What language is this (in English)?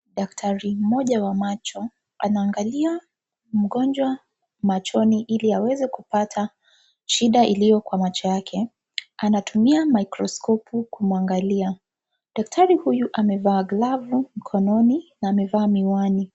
Swahili